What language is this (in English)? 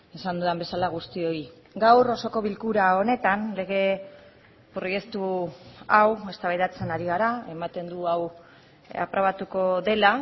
Basque